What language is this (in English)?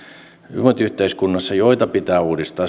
Finnish